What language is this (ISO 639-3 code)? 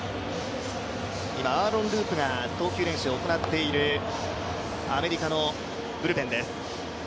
jpn